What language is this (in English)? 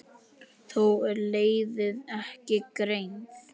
Icelandic